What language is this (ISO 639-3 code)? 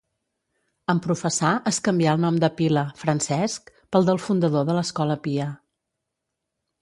cat